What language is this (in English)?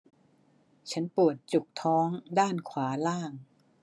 Thai